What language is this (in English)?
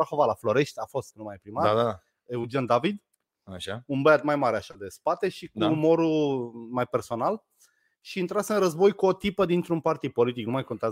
Romanian